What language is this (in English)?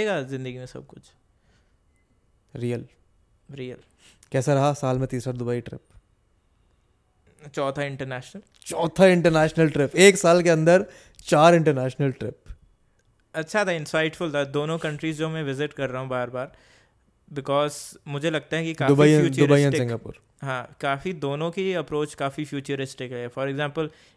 Hindi